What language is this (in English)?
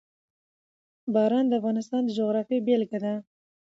Pashto